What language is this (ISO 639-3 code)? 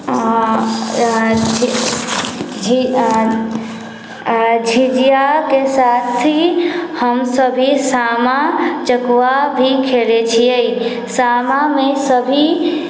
mai